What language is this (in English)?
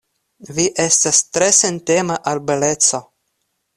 Esperanto